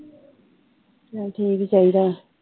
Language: Punjabi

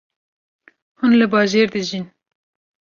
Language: Kurdish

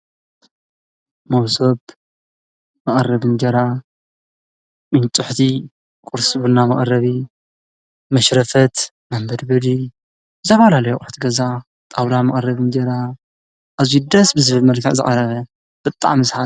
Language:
Tigrinya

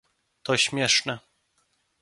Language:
Polish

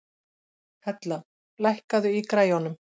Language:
Icelandic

